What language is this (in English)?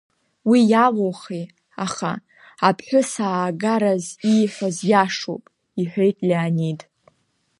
Abkhazian